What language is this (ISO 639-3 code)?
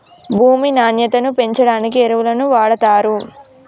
tel